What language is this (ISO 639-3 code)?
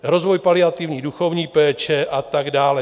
ces